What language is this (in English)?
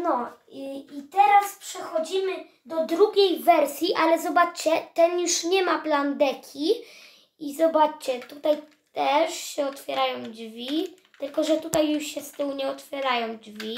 Polish